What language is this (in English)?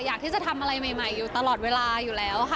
Thai